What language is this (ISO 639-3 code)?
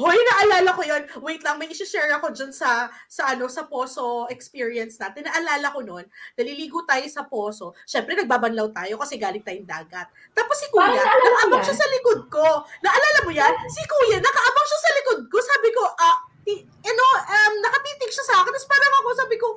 fil